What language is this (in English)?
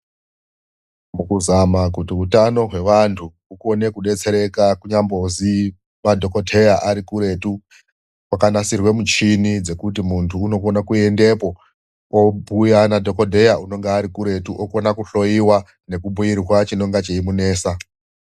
Ndau